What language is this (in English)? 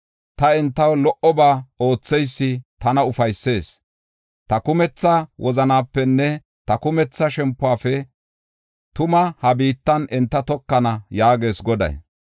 Gofa